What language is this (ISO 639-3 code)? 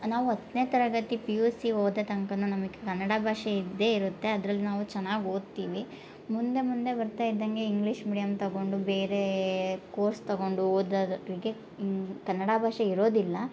kan